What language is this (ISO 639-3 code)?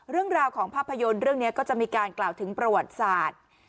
tha